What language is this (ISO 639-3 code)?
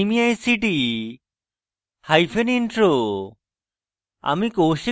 ben